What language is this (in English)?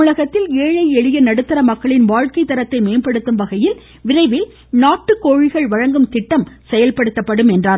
Tamil